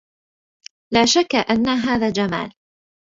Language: Arabic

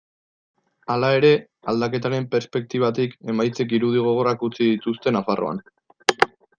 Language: Basque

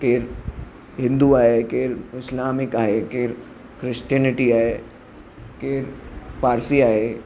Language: Sindhi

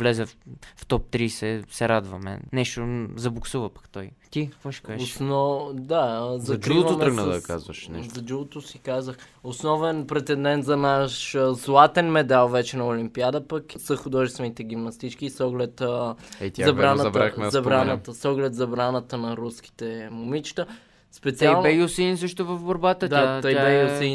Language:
Bulgarian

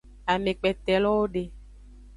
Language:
Aja (Benin)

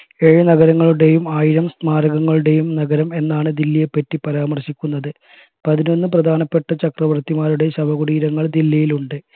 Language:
Malayalam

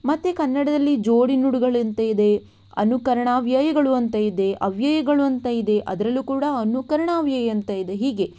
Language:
Kannada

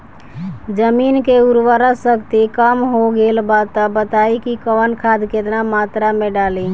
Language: Bhojpuri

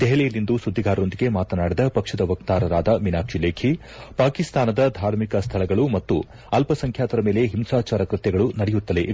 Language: Kannada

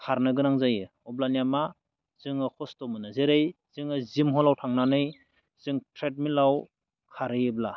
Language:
Bodo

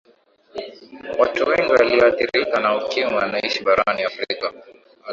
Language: Swahili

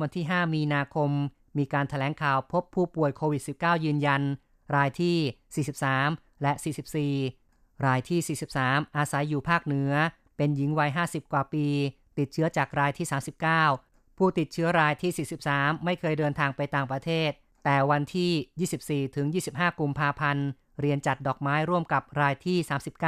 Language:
Thai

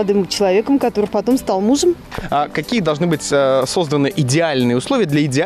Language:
Russian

